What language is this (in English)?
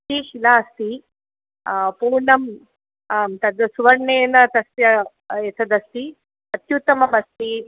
Sanskrit